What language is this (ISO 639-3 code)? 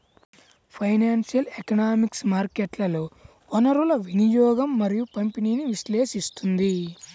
tel